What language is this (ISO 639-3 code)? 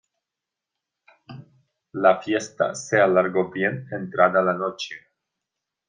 spa